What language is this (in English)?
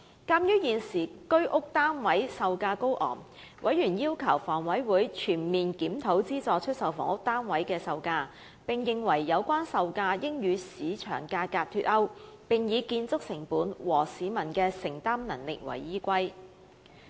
Cantonese